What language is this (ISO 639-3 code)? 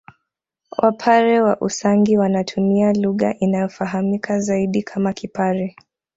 swa